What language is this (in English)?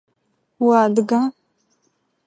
Adyghe